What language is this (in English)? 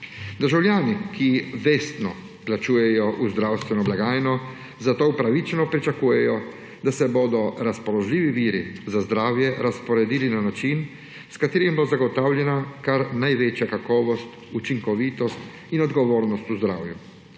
Slovenian